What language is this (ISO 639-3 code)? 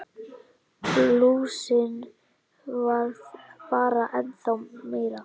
isl